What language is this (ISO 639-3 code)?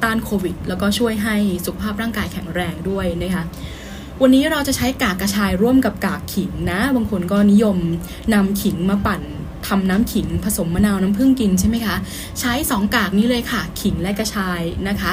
tha